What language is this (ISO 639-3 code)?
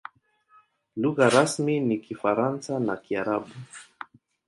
swa